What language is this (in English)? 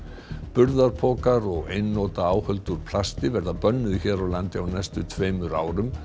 Icelandic